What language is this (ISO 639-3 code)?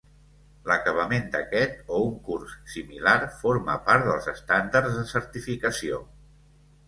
cat